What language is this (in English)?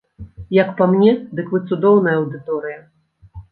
Belarusian